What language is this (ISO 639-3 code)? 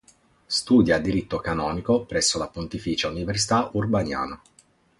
ita